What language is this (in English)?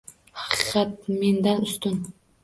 Uzbek